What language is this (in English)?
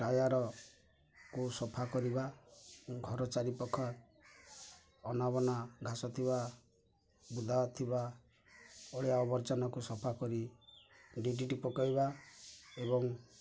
Odia